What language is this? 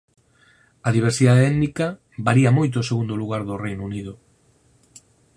Galician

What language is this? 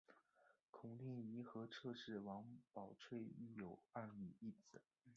Chinese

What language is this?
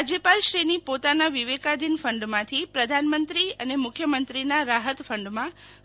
Gujarati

